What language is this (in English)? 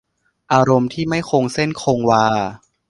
Thai